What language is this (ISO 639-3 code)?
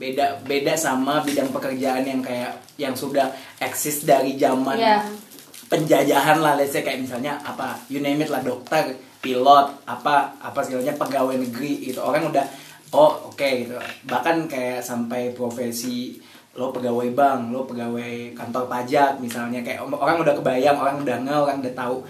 ind